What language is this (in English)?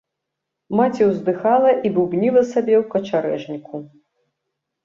Belarusian